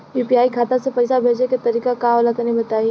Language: Bhojpuri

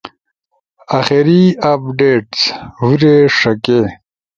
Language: Ushojo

